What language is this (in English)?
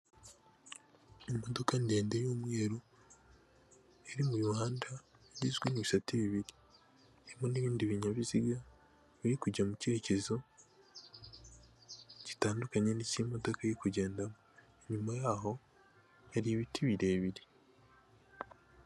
Kinyarwanda